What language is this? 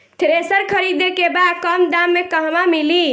Bhojpuri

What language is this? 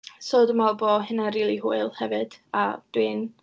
Welsh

